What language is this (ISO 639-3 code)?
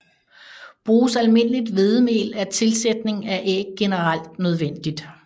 dan